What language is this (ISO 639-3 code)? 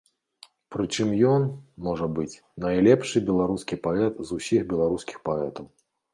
bel